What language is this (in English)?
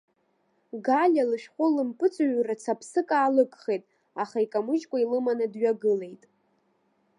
Abkhazian